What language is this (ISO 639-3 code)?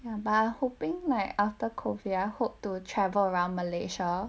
eng